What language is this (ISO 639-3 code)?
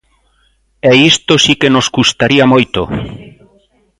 glg